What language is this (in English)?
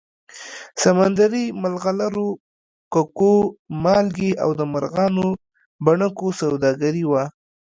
Pashto